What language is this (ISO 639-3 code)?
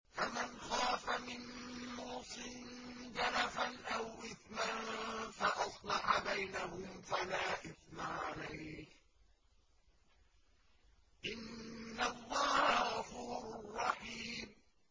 ara